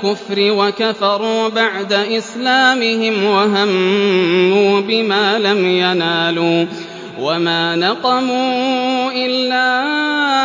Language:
Arabic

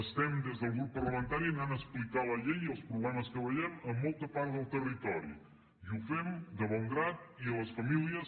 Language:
Catalan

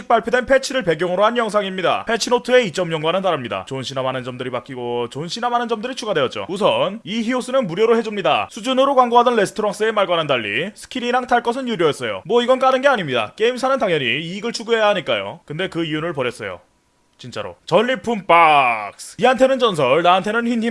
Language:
Korean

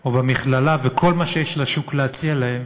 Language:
Hebrew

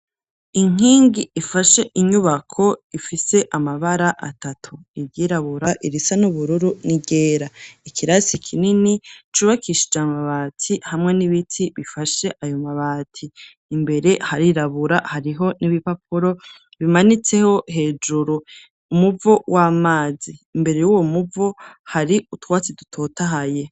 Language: Rundi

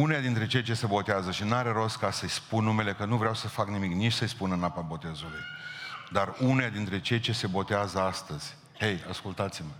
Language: Romanian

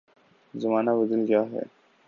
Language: Urdu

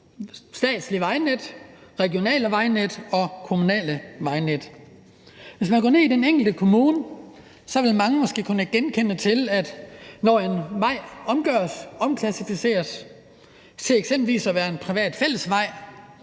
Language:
Danish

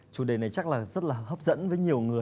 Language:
Vietnamese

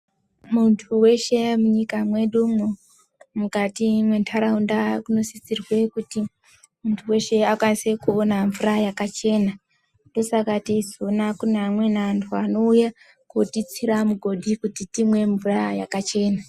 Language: Ndau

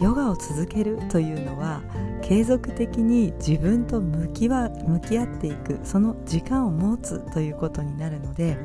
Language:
Japanese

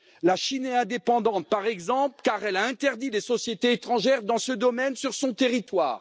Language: French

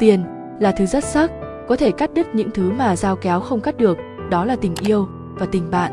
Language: Vietnamese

